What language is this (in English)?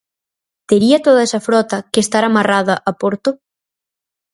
Galician